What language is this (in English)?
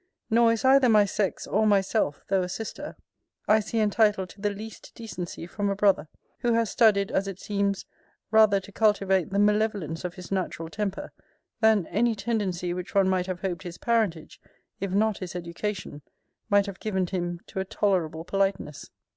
English